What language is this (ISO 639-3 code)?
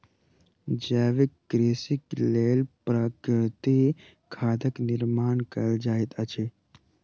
mai